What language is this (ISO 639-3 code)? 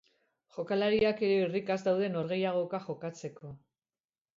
eus